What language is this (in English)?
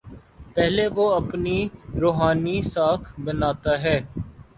Urdu